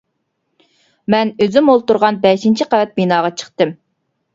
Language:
Uyghur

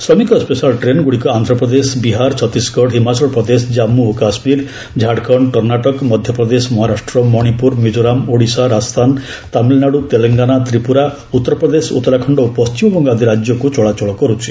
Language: Odia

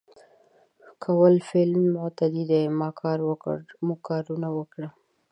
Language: Pashto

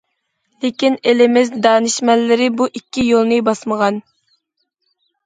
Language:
Uyghur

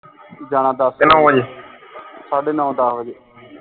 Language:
Punjabi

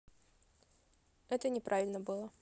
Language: Russian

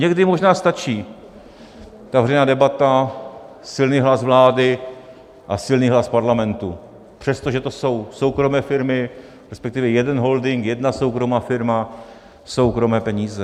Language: Czech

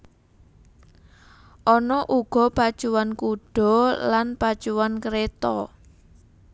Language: Javanese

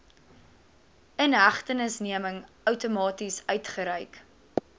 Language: Afrikaans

